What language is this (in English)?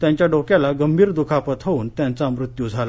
Marathi